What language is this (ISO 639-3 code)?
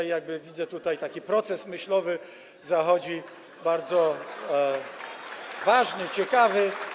pol